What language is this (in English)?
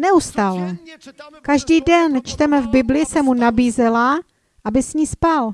Czech